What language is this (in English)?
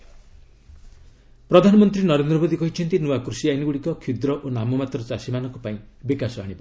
Odia